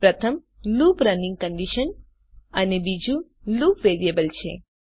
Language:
Gujarati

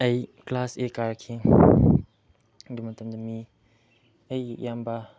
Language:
Manipuri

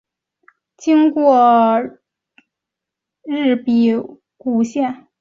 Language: Chinese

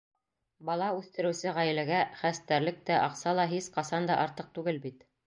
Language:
Bashkir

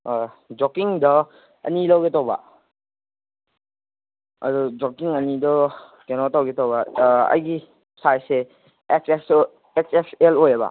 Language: Manipuri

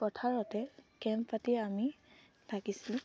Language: Assamese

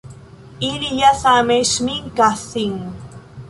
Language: Esperanto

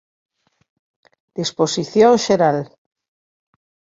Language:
Galician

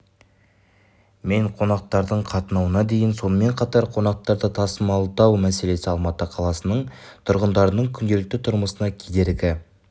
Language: Kazakh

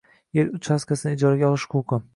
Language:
Uzbek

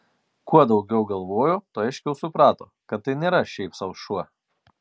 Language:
Lithuanian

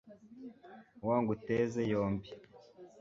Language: Kinyarwanda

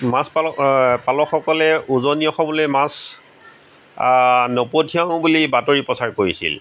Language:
Assamese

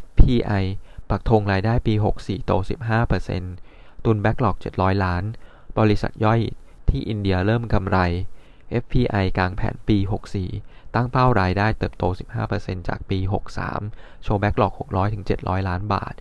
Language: Thai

